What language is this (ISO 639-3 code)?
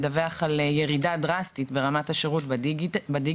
heb